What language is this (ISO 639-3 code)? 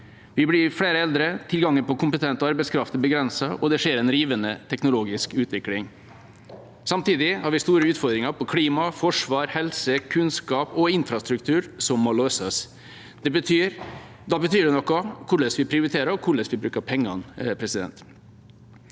nor